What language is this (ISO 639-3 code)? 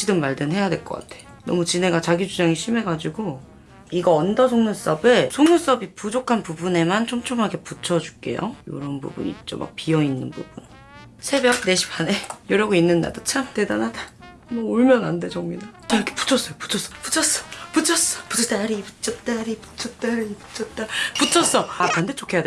kor